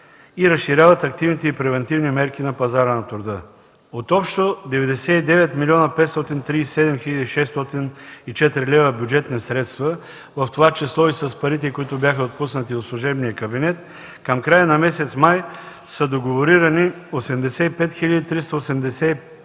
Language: Bulgarian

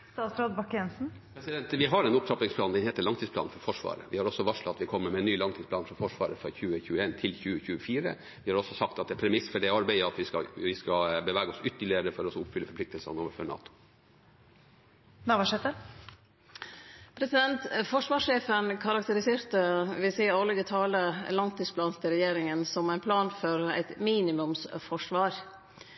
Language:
Norwegian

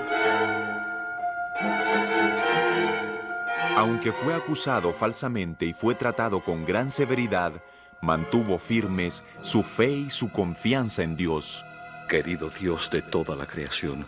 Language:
Spanish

